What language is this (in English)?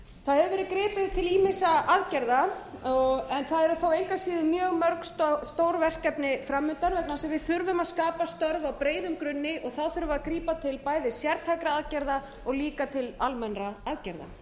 Icelandic